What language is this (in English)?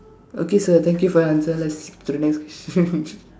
English